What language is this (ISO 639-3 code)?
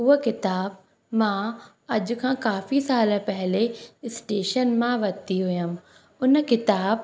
snd